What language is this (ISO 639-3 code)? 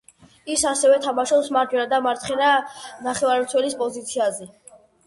kat